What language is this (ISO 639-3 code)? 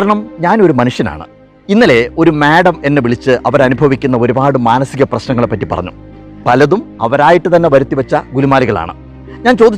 mal